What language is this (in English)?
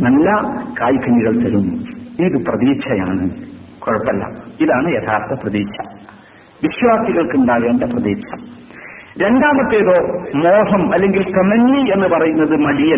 Malayalam